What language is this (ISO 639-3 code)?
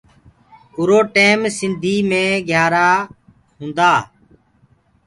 ggg